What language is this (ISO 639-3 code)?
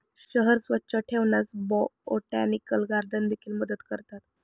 mar